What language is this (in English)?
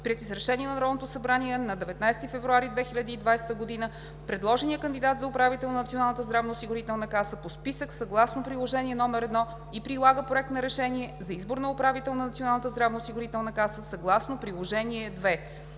Bulgarian